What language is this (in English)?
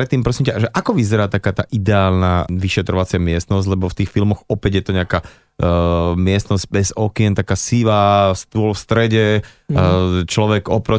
Slovak